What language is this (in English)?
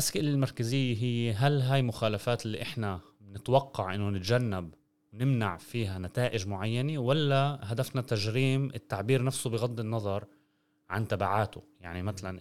Arabic